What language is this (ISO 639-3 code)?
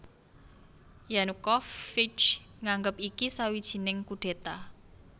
jav